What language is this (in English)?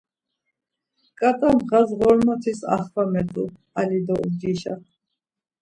Laz